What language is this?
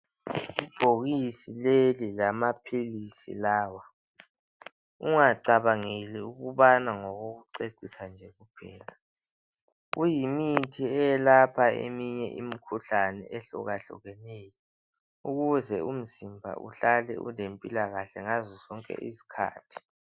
North Ndebele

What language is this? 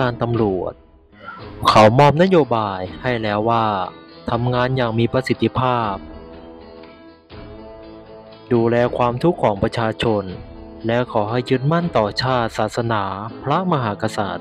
Thai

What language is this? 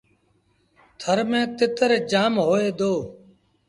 Sindhi Bhil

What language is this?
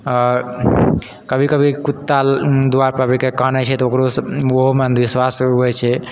Maithili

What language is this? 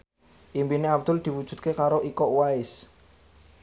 Javanese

